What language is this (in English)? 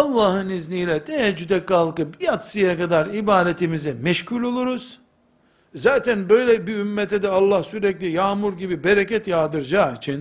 Turkish